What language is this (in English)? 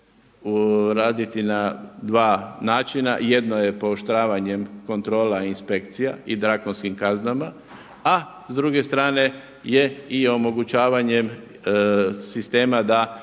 Croatian